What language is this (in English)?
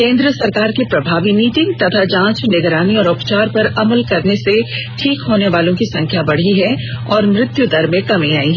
Hindi